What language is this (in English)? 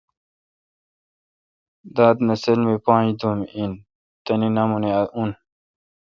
Kalkoti